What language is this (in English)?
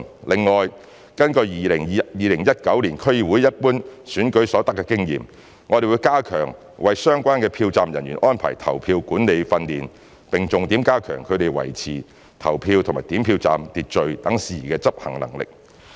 Cantonese